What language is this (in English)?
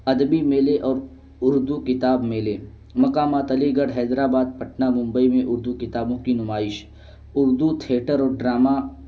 Urdu